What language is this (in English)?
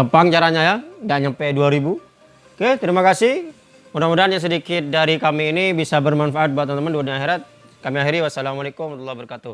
Indonesian